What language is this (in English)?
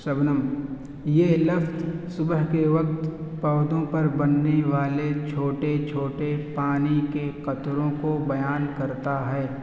Urdu